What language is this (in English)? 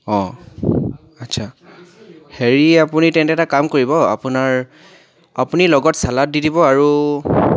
Assamese